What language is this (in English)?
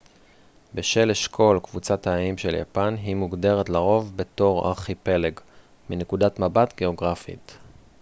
Hebrew